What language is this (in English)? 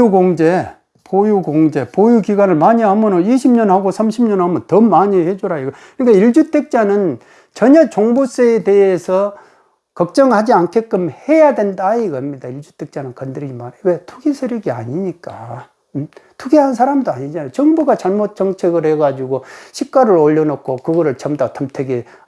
Korean